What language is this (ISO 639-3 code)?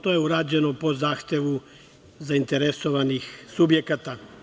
srp